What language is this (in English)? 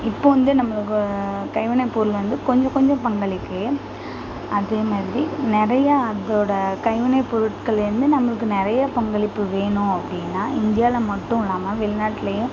Tamil